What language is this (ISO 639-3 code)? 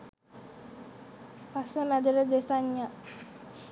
sin